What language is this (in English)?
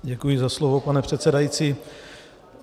Czech